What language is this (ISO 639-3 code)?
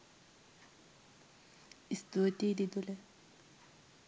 sin